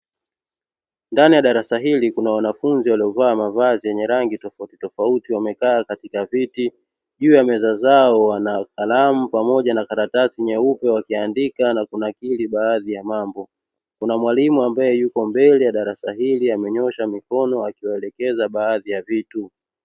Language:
Swahili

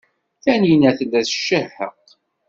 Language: Kabyle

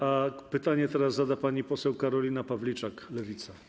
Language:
Polish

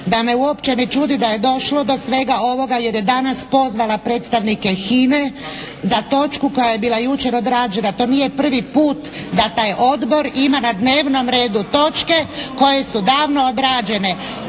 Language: Croatian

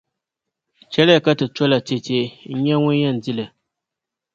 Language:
Dagbani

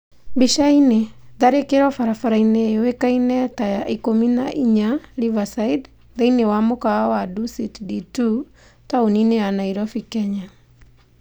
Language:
Kikuyu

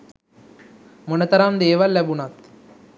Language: Sinhala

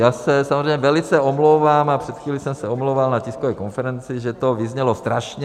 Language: Czech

